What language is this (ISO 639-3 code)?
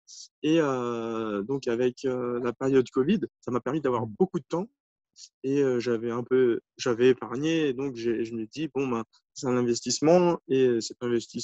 fra